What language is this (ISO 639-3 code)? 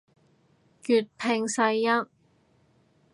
yue